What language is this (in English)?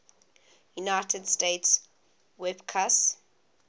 English